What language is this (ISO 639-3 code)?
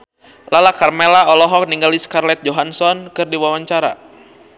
sun